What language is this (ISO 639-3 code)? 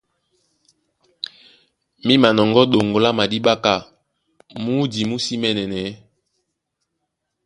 dua